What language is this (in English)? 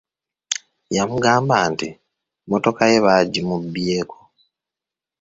Ganda